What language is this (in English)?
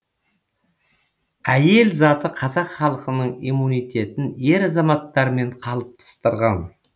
Kazakh